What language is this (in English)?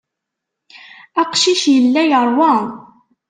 Kabyle